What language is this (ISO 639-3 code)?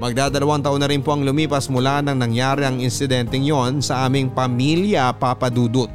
fil